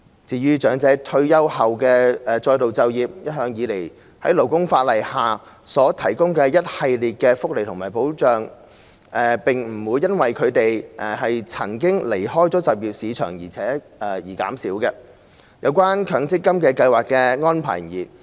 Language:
Cantonese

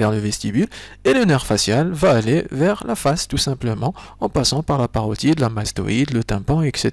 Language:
French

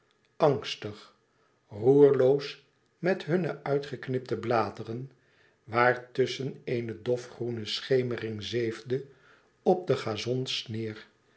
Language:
Dutch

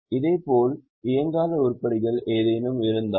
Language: Tamil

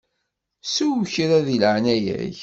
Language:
Kabyle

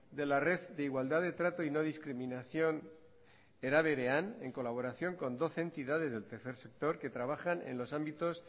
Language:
Spanish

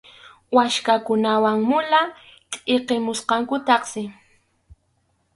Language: Arequipa-La Unión Quechua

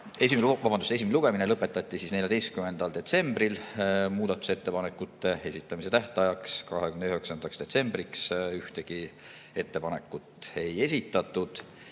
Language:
Estonian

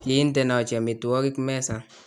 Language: Kalenjin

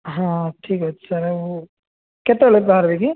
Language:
Odia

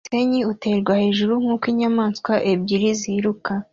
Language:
Kinyarwanda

